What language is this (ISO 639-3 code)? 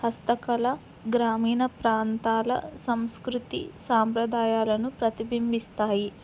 tel